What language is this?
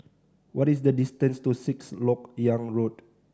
English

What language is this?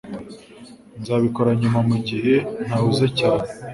Kinyarwanda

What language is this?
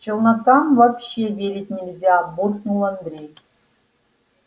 Russian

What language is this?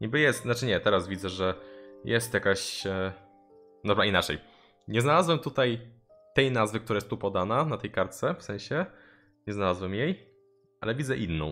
Polish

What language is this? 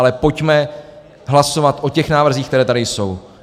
Czech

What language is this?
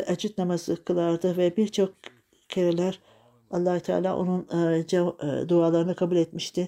Turkish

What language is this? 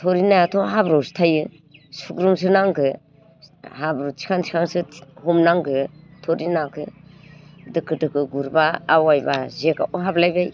Bodo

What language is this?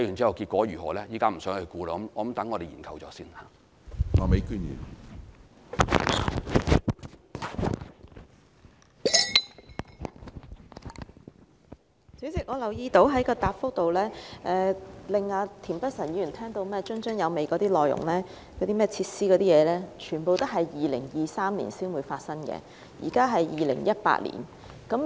Cantonese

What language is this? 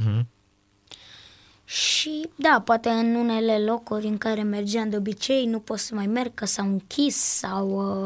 Romanian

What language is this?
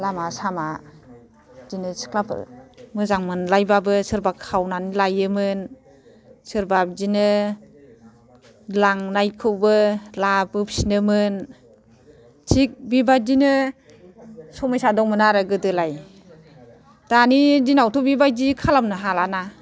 Bodo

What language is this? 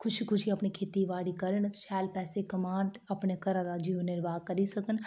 Dogri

